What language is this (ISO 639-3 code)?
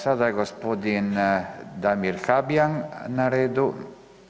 hrv